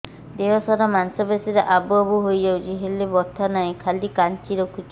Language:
Odia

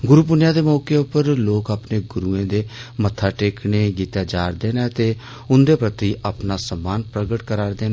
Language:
Dogri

